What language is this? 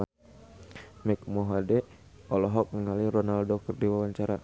Sundanese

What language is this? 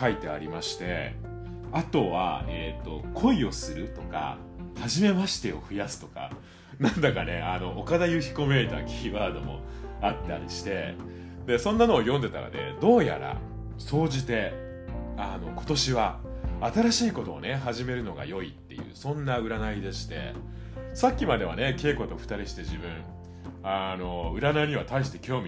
Japanese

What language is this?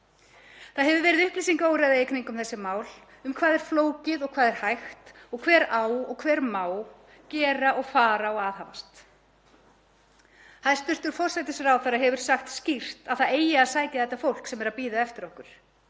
Icelandic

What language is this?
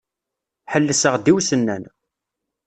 Kabyle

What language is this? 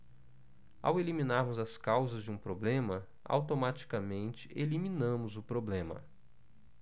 Portuguese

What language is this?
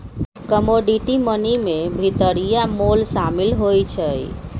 Magahi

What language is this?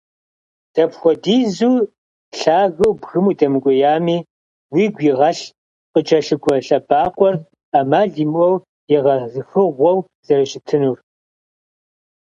Kabardian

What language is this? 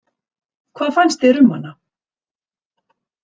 Icelandic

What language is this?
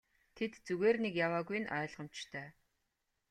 Mongolian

